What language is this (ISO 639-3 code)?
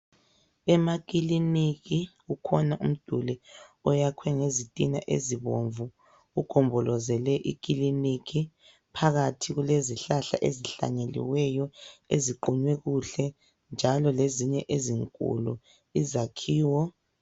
nde